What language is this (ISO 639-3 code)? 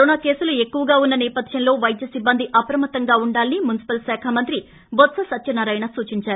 tel